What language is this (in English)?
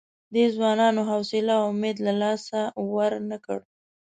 Pashto